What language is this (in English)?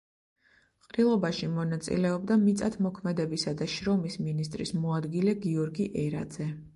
Georgian